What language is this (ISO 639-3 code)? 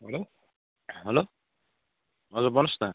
nep